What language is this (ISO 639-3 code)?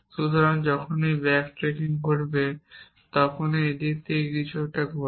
ben